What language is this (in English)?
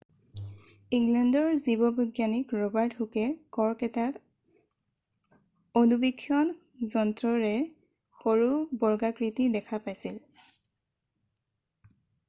Assamese